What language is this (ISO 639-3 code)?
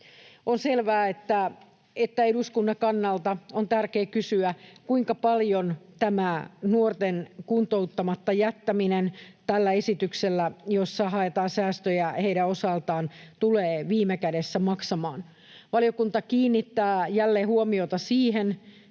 fin